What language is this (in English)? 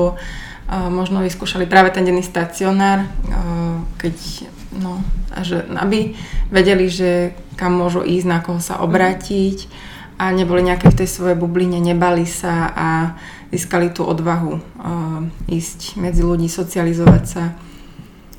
Slovak